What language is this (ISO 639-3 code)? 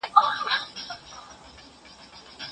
pus